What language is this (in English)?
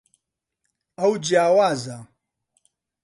Central Kurdish